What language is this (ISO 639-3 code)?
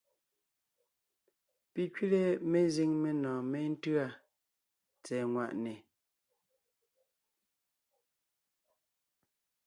nnh